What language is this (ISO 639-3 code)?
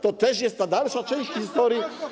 pol